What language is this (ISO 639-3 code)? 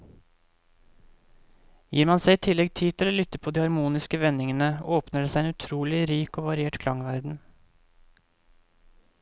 nor